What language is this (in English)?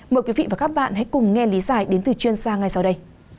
Vietnamese